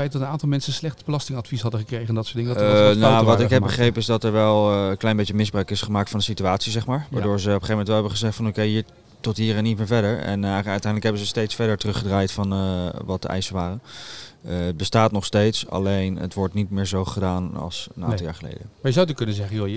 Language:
Dutch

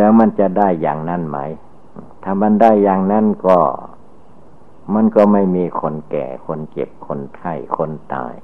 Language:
Thai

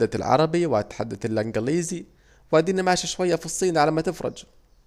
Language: Saidi Arabic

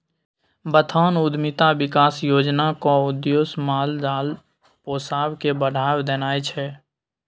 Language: Maithili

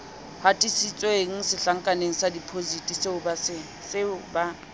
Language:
Southern Sotho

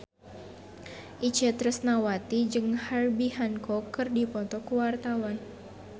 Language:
Sundanese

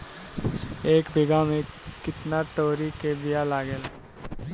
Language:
Bhojpuri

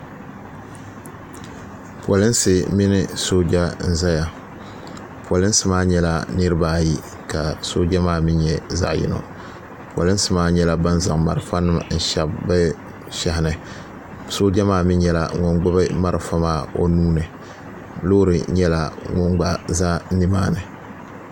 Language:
Dagbani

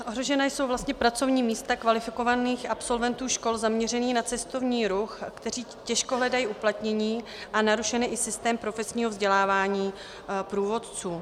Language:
Czech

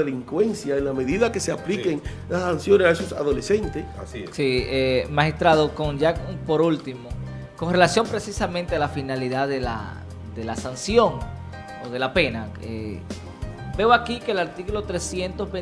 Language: Spanish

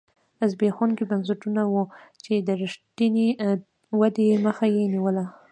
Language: Pashto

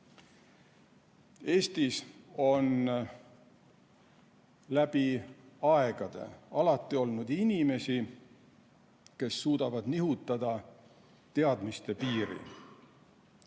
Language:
Estonian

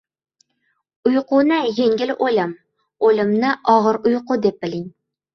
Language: Uzbek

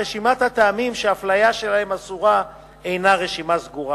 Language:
Hebrew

